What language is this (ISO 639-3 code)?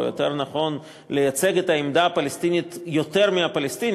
heb